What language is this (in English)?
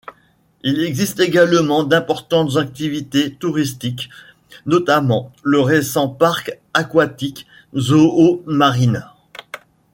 French